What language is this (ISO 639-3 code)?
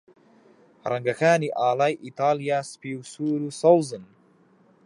ckb